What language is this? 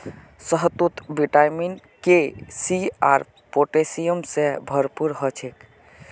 Magahi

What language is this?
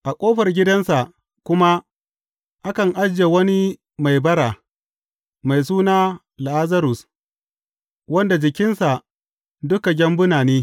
Hausa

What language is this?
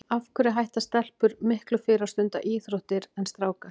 Icelandic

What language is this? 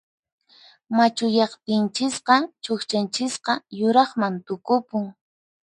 Puno Quechua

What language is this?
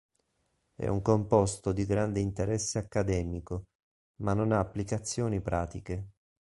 Italian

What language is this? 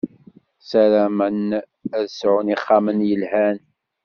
Kabyle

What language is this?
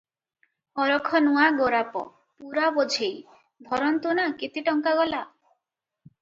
Odia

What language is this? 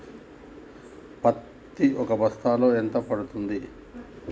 Telugu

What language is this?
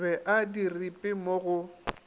Northern Sotho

